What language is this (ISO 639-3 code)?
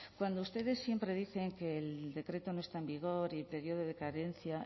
spa